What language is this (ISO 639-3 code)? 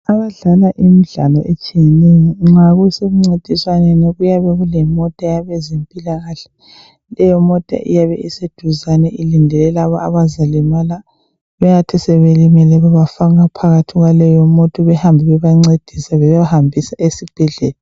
nde